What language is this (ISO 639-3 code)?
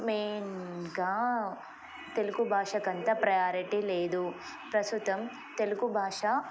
tel